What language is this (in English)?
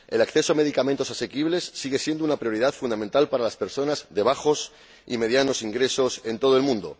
Spanish